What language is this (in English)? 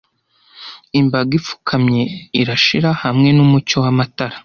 Kinyarwanda